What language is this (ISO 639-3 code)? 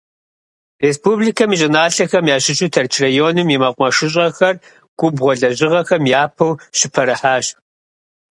kbd